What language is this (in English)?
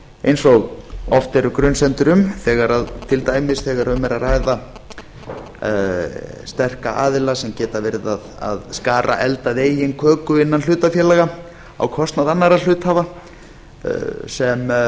Icelandic